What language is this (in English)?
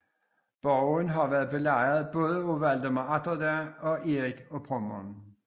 Danish